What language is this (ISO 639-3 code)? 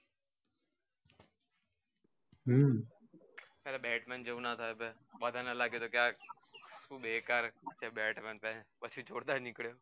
guj